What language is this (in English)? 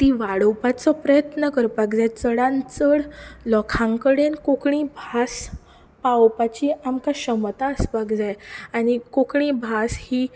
Konkani